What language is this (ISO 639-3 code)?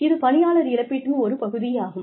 tam